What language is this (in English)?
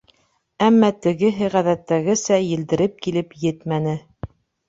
Bashkir